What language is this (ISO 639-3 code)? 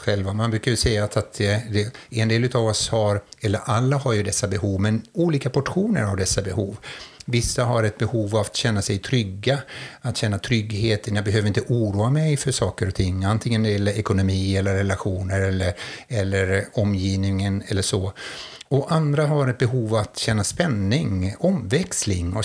swe